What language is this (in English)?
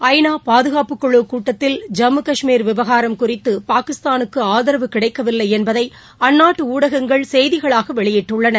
Tamil